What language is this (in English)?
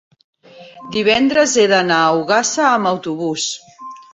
Catalan